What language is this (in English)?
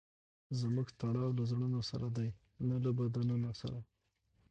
Pashto